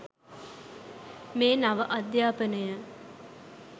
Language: Sinhala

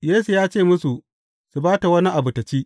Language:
Hausa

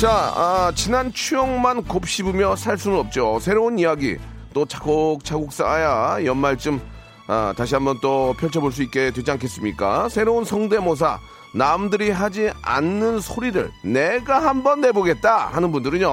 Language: Korean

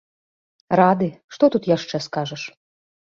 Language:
Belarusian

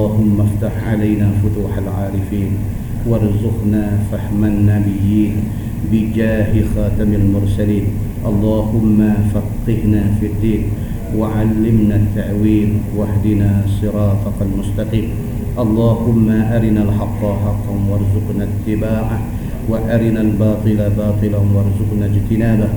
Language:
Malay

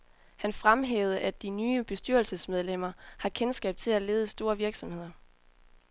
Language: Danish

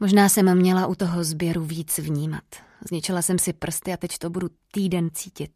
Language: Czech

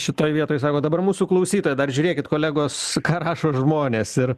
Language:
Lithuanian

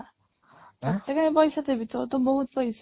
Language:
Odia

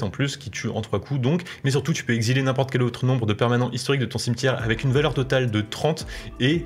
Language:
French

